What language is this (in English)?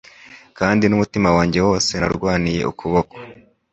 Kinyarwanda